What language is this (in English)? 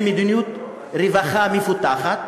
Hebrew